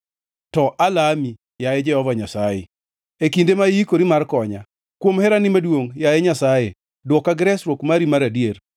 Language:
Luo (Kenya and Tanzania)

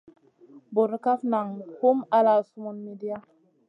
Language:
Masana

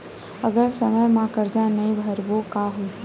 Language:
Chhattisgarhi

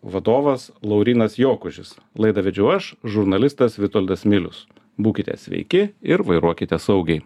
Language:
Lithuanian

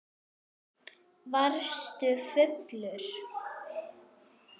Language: Icelandic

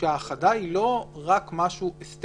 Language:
Hebrew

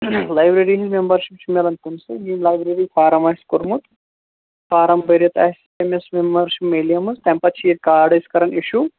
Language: Kashmiri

